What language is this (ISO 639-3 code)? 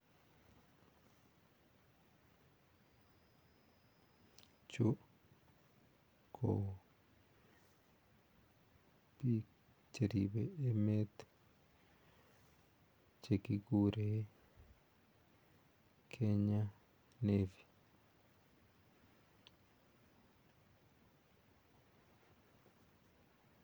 kln